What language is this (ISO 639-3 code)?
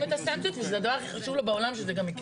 heb